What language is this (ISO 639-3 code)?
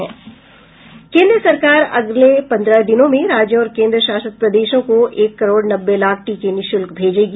hin